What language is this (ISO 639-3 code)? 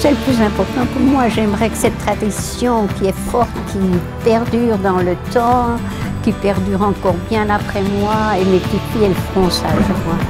fra